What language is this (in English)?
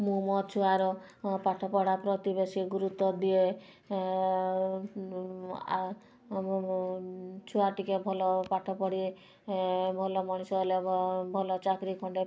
Odia